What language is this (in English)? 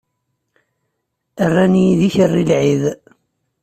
Kabyle